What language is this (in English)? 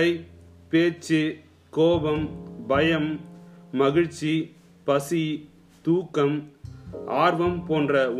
Tamil